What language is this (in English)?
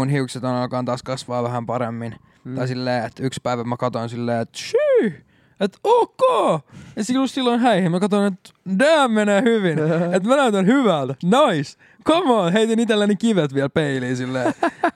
Finnish